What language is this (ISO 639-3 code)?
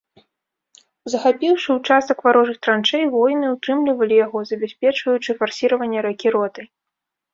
bel